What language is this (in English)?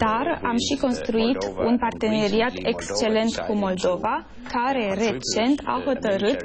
Romanian